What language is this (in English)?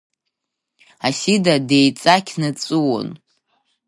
Abkhazian